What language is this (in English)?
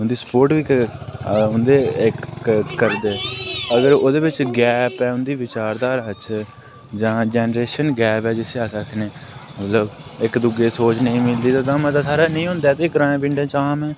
Dogri